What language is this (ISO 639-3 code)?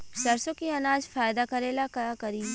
bho